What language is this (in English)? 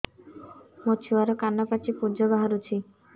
Odia